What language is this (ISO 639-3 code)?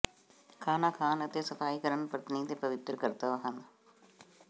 pan